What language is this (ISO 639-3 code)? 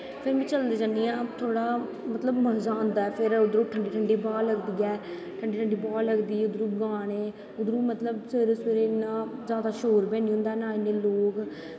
doi